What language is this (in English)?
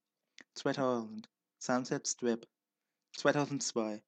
German